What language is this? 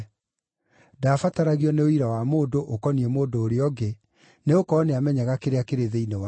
Kikuyu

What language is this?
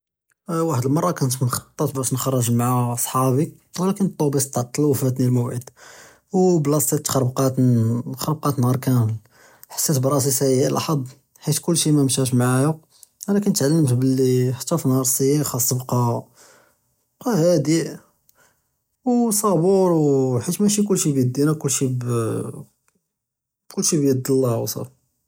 Judeo-Arabic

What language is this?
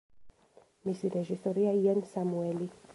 Georgian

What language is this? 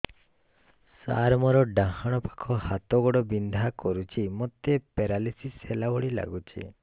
Odia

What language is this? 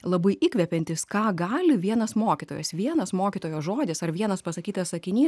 Lithuanian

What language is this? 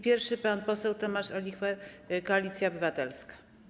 Polish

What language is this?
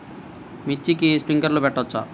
Telugu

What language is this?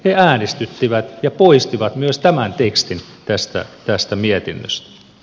Finnish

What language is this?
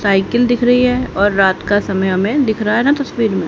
Hindi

